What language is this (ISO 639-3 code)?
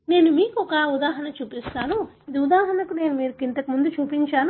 tel